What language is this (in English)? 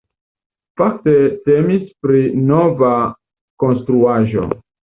Esperanto